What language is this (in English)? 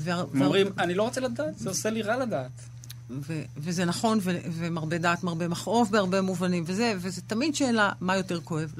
Hebrew